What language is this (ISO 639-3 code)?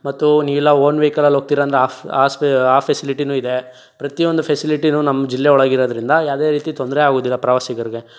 kan